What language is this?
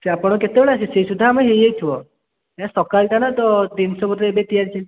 Odia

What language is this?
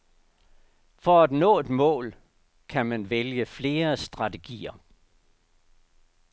Danish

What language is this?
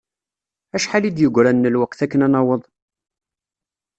Kabyle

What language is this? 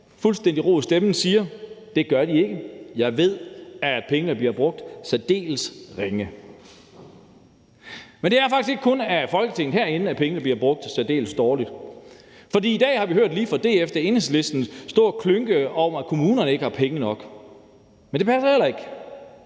Danish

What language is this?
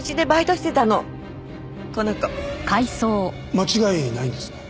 Japanese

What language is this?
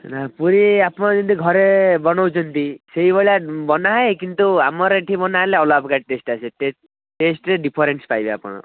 Odia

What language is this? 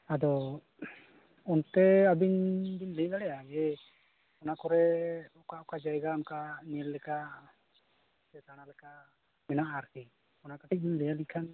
Santali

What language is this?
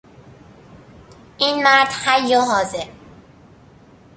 Persian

